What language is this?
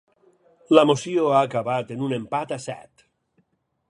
Catalan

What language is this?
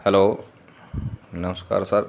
Punjabi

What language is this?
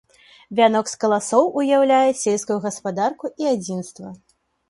Belarusian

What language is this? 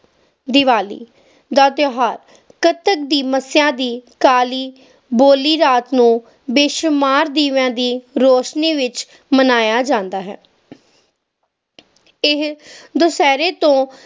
Punjabi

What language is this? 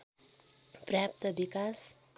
Nepali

